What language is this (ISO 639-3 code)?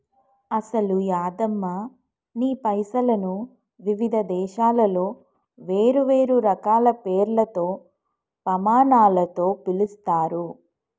tel